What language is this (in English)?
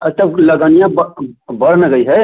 Hindi